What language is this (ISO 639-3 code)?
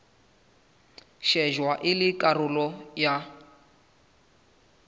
sot